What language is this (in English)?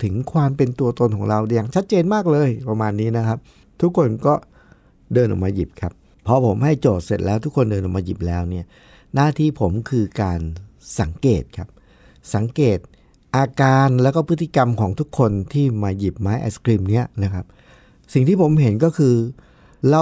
Thai